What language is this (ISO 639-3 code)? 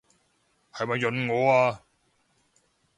yue